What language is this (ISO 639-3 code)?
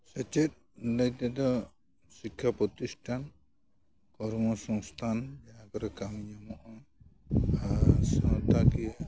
sat